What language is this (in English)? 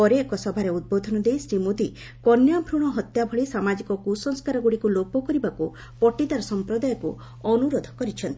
Odia